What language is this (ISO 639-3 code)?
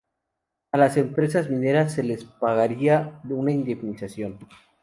spa